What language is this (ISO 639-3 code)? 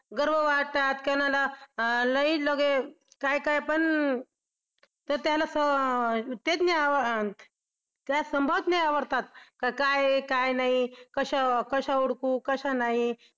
mar